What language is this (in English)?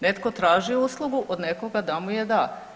Croatian